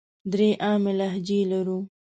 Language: Pashto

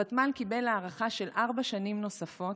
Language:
Hebrew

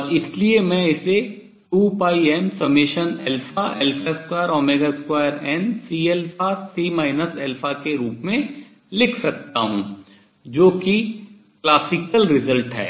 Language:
Hindi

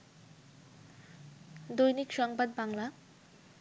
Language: Bangla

